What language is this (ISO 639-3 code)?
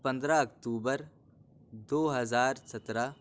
urd